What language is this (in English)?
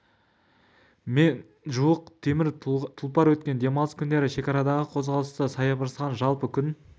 Kazakh